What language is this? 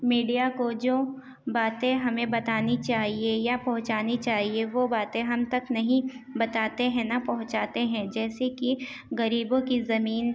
Urdu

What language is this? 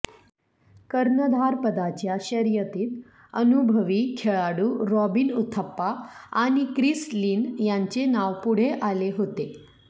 Marathi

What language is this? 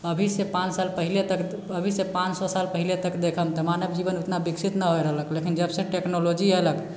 Maithili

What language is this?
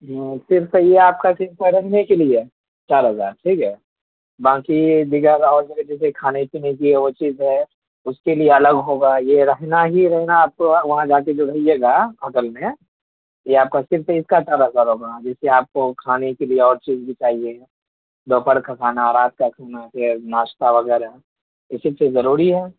Urdu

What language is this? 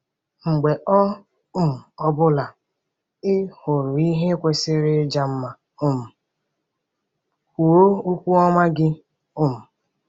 Igbo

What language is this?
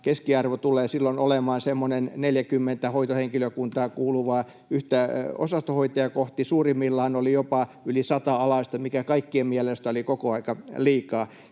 Finnish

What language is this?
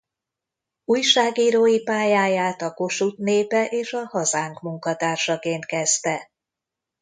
Hungarian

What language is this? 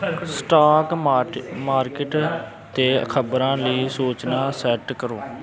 Punjabi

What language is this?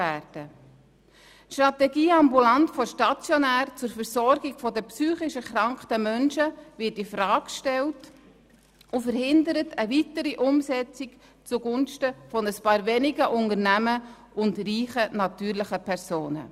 Swiss German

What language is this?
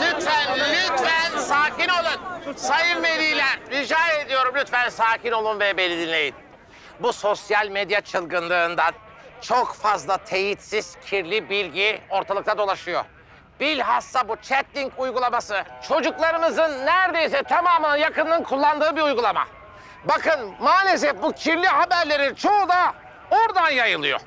Turkish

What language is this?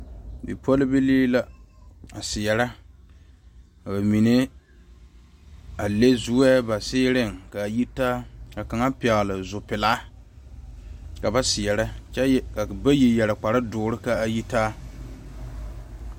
Southern Dagaare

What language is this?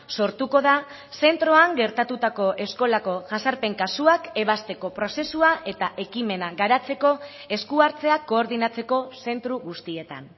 Basque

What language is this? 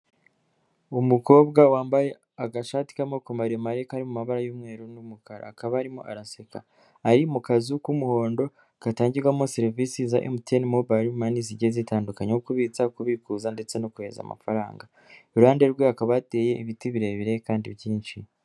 Kinyarwanda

